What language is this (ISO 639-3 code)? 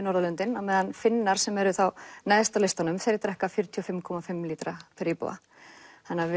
isl